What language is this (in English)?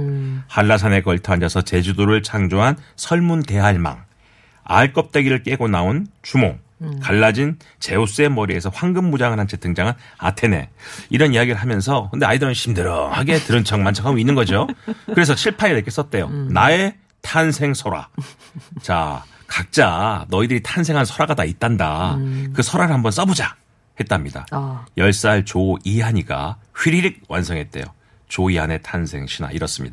Korean